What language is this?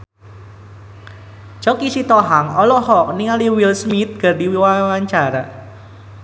Sundanese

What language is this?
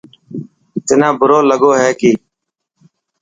Dhatki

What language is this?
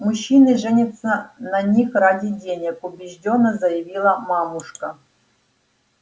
Russian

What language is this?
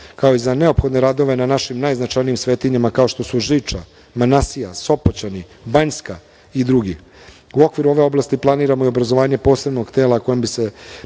Serbian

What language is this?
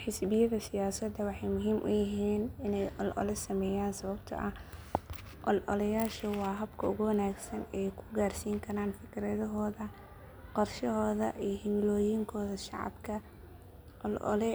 Somali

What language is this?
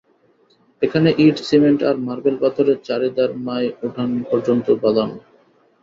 Bangla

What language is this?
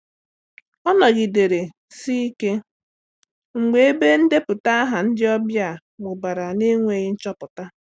Igbo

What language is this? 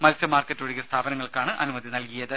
Malayalam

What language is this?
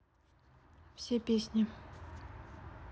Russian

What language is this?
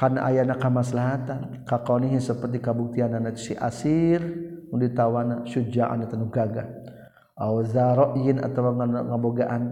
Malay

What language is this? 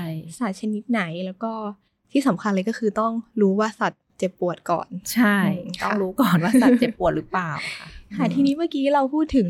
Thai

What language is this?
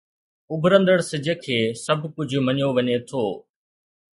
Sindhi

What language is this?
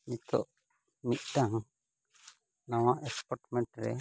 Santali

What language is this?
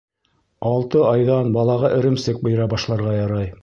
Bashkir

